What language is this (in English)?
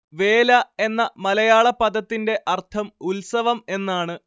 Malayalam